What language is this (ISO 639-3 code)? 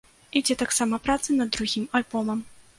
bel